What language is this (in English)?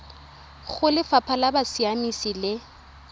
Tswana